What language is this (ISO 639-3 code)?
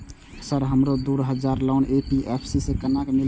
mai